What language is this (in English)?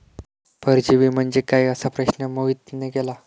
Marathi